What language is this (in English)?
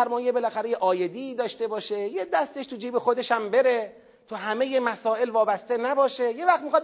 Persian